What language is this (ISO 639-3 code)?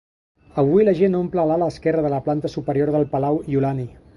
cat